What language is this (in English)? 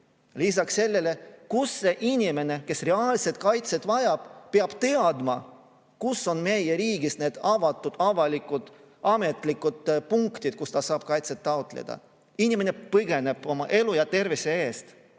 Estonian